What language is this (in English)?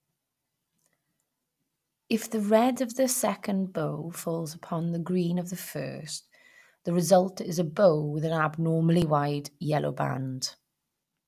English